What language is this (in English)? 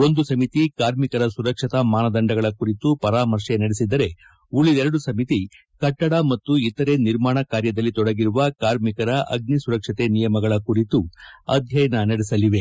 Kannada